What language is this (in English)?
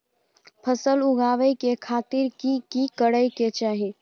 Maithili